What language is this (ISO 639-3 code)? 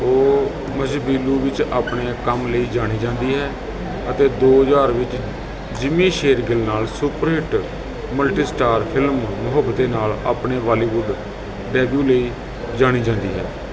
pan